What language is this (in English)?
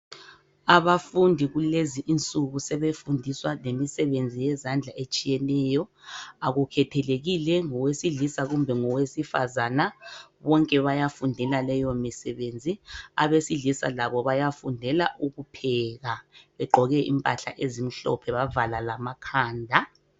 North Ndebele